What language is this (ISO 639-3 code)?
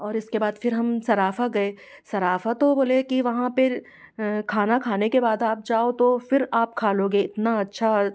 hin